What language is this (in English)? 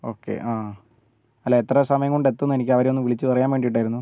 Malayalam